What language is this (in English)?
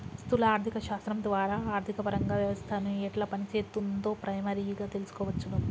Telugu